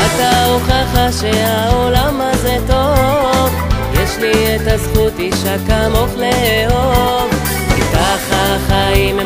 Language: Hebrew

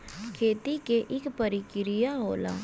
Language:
Bhojpuri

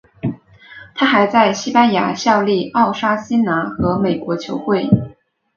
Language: Chinese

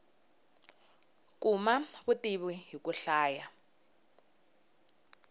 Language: Tsonga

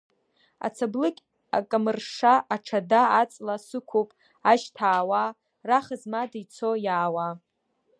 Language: Abkhazian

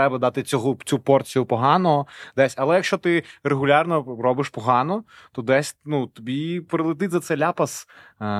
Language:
Ukrainian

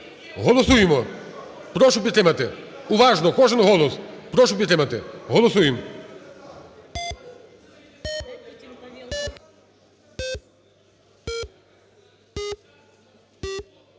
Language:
Ukrainian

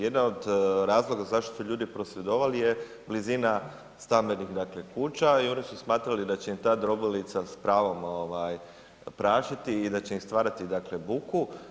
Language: Croatian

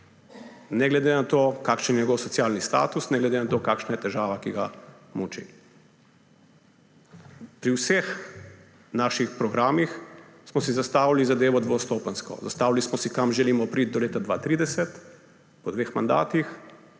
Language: Slovenian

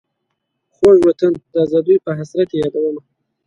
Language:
Pashto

